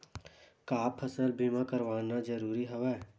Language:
Chhattisgarhi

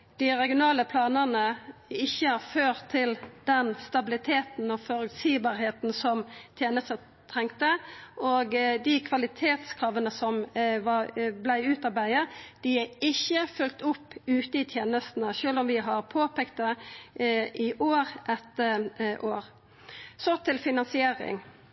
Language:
Norwegian Nynorsk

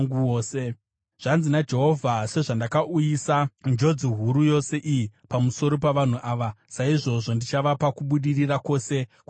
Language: Shona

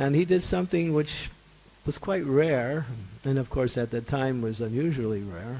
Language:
English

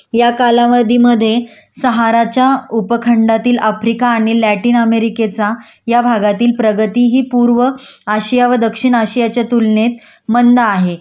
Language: Marathi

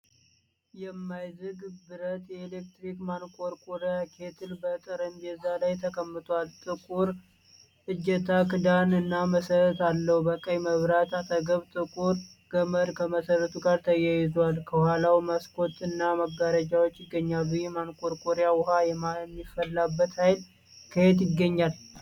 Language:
Amharic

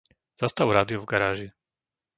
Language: Slovak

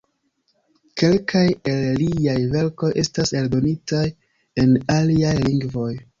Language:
Esperanto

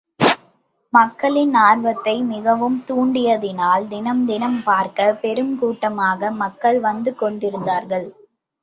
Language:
Tamil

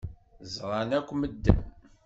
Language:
Kabyle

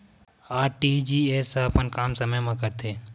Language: Chhattisgarhi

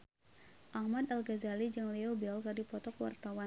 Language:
Sundanese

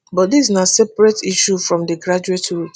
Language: Nigerian Pidgin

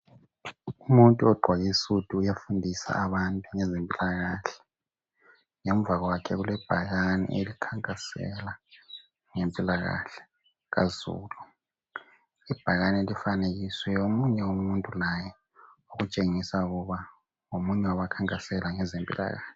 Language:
North Ndebele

